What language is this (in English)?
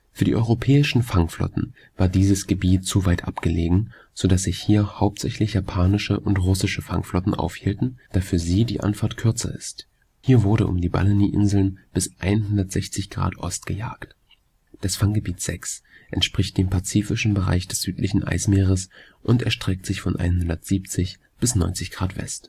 German